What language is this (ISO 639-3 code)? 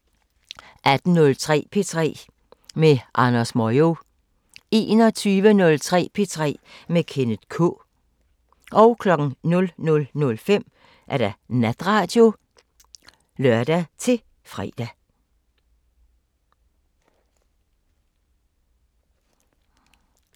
dan